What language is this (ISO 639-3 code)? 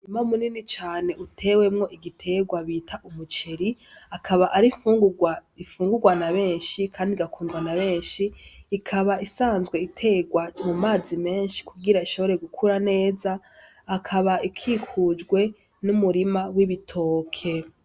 run